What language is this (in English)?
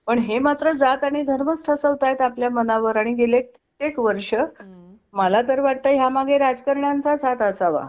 Marathi